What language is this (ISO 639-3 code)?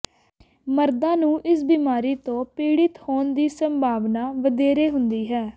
pan